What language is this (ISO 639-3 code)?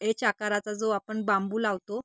mar